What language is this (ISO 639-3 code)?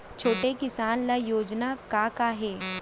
hne